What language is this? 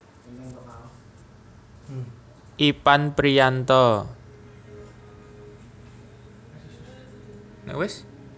Javanese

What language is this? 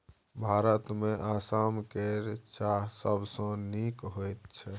Maithili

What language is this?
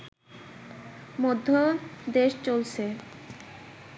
Bangla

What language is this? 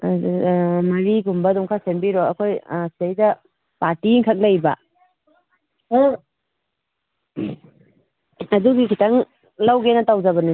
Manipuri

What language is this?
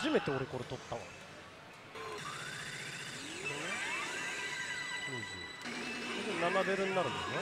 Japanese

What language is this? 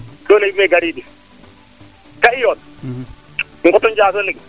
Serer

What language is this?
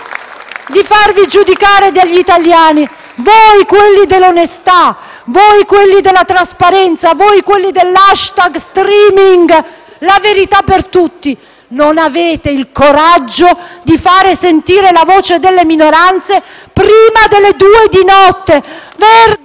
Italian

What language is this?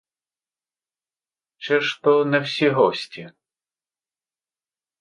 Ukrainian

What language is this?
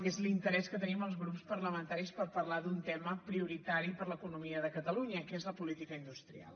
Catalan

